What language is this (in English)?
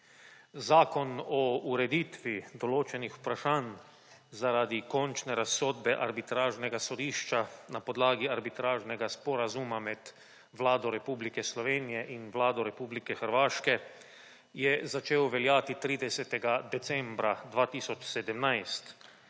Slovenian